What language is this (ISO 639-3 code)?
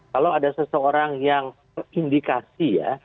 ind